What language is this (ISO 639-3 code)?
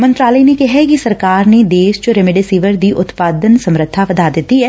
pan